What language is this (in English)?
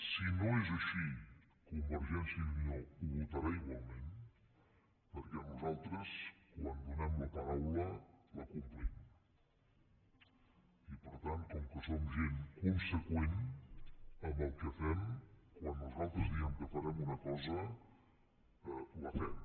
Catalan